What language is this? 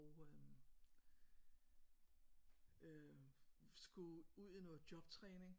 Danish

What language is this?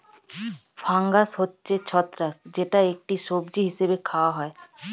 Bangla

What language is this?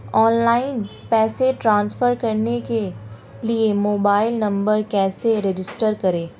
Hindi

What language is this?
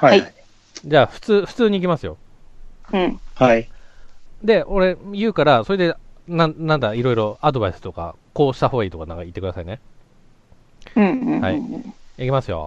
Japanese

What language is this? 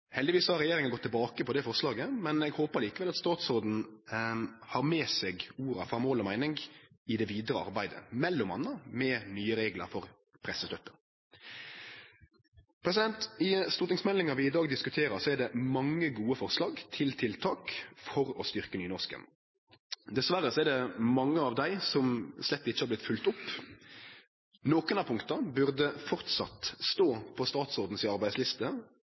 Norwegian Nynorsk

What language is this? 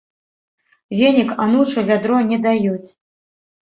Belarusian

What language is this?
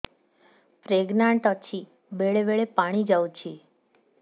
Odia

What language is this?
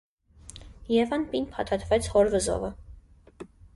Armenian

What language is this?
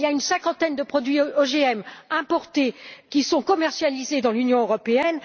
French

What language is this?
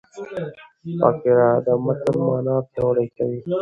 Pashto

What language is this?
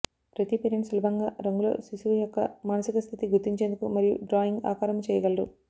Telugu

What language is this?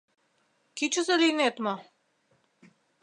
Mari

